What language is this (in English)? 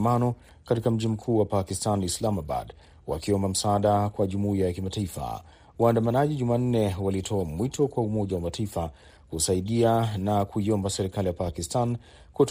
Swahili